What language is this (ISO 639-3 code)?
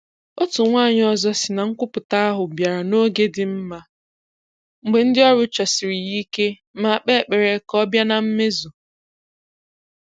ibo